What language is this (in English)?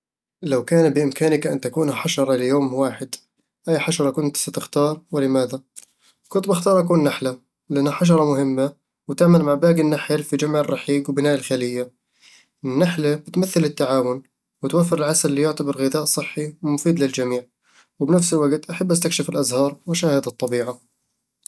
Eastern Egyptian Bedawi Arabic